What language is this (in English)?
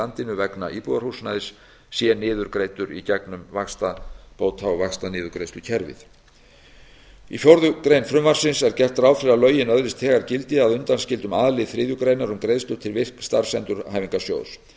Icelandic